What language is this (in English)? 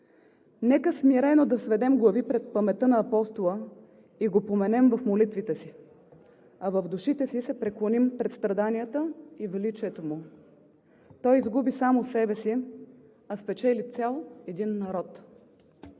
Bulgarian